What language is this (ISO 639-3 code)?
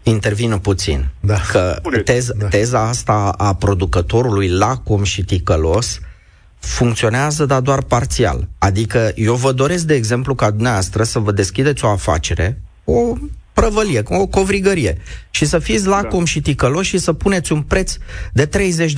ron